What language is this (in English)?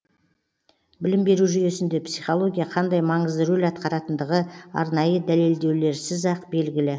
Kazakh